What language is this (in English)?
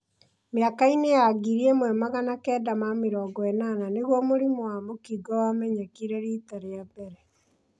Kikuyu